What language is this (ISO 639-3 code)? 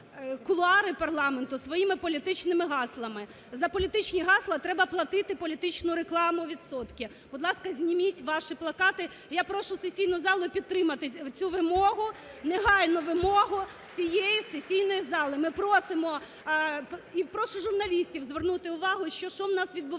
ukr